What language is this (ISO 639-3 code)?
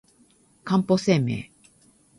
jpn